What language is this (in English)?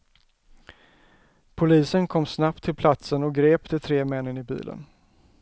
Swedish